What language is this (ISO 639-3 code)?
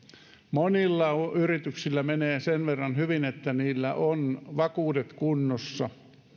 fin